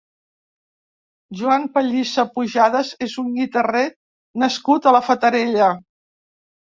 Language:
Catalan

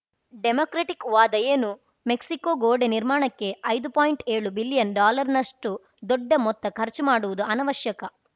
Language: Kannada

